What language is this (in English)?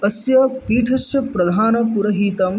Sanskrit